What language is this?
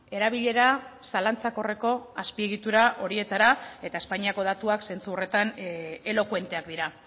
Basque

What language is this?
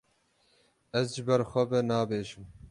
Kurdish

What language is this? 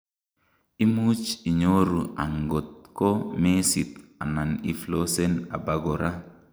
Kalenjin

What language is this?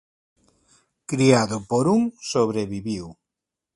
Galician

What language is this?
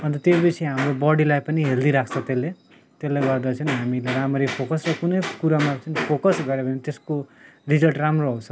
Nepali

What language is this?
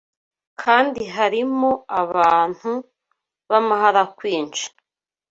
Kinyarwanda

